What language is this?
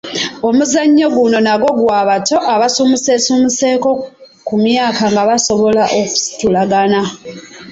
Ganda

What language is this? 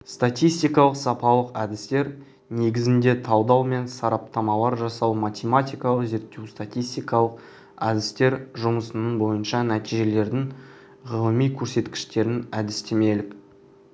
Kazakh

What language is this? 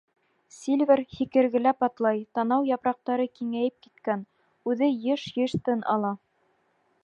Bashkir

